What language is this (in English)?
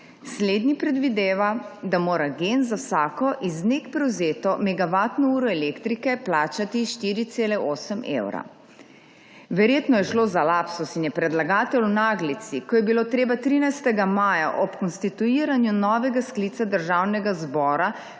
Slovenian